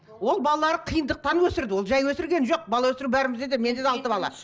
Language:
Kazakh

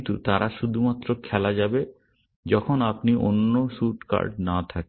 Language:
Bangla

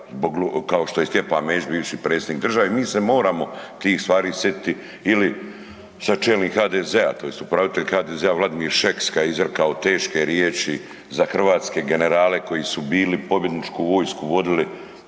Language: Croatian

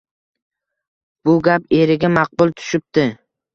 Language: Uzbek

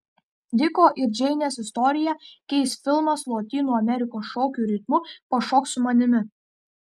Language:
Lithuanian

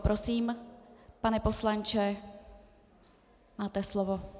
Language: Czech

